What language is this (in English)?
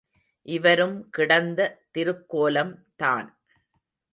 Tamil